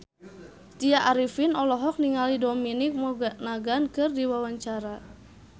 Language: Sundanese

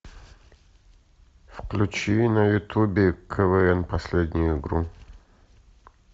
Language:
Russian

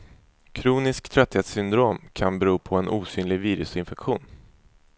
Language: Swedish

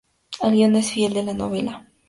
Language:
Spanish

